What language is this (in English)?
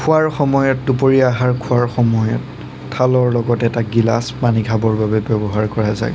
Assamese